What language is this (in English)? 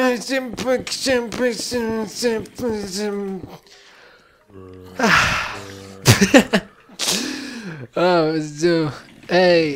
Portuguese